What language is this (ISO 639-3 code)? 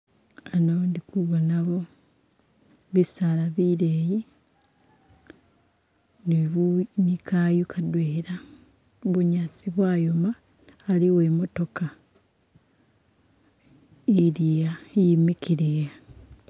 myx